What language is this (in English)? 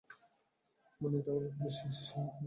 Bangla